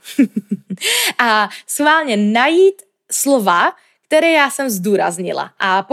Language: Czech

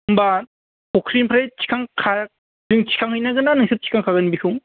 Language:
Bodo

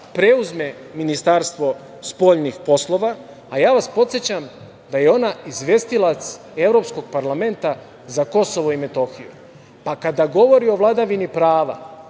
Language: Serbian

